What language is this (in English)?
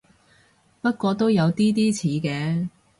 Cantonese